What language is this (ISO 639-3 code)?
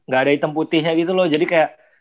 ind